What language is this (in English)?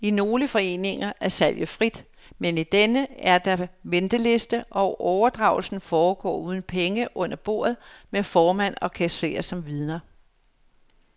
Danish